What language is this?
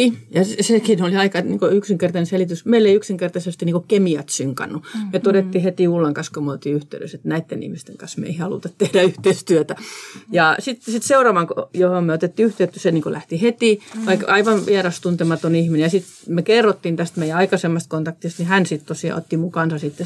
Finnish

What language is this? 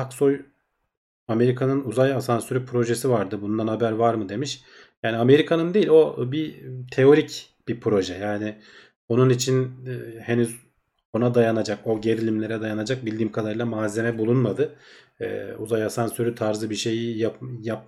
Turkish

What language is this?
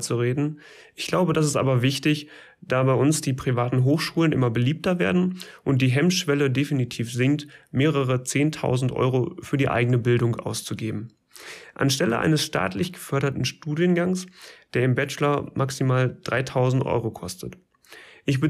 German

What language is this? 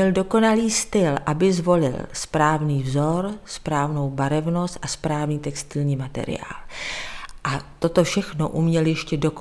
Czech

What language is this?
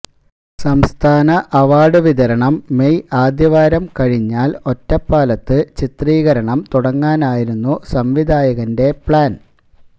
Malayalam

